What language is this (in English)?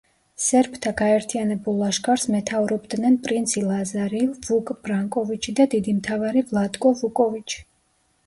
Georgian